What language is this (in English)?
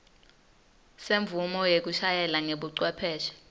Swati